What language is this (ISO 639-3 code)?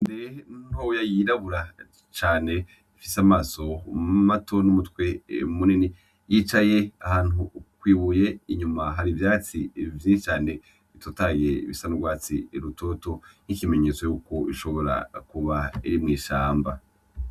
run